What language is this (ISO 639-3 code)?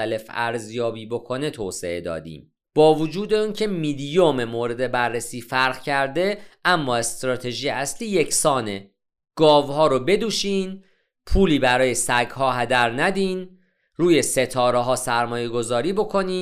fas